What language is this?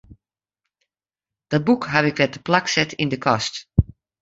Western Frisian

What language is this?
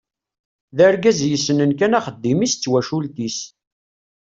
Kabyle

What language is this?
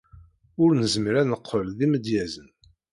Kabyle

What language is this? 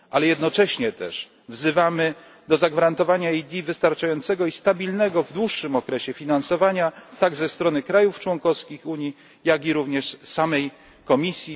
Polish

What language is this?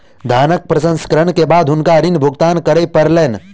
Maithili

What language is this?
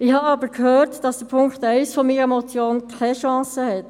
Swiss German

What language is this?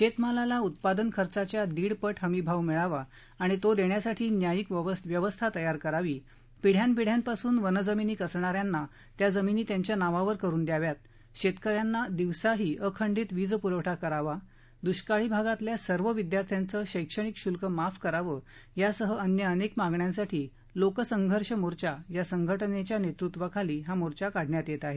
Marathi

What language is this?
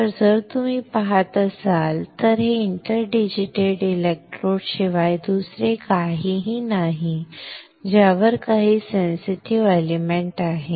Marathi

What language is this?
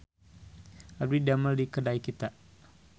Sundanese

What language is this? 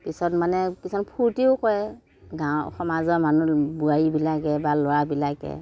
Assamese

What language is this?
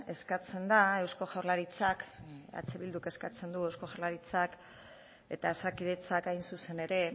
Basque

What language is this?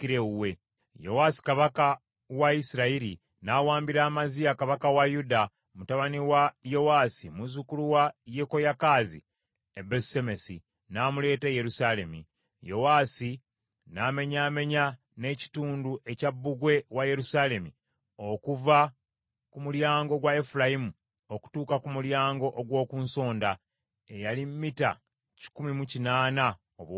Ganda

